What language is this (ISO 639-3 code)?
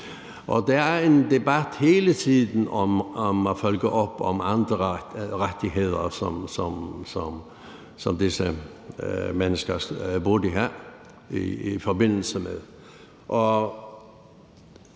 dan